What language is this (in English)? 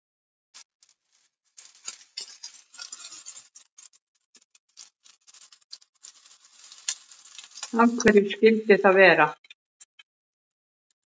Icelandic